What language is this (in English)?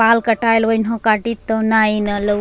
Angika